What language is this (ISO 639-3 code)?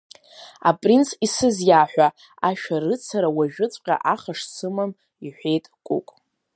abk